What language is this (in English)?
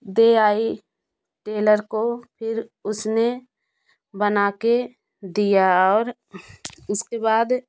Hindi